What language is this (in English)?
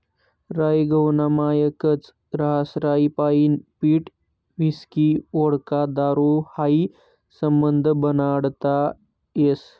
Marathi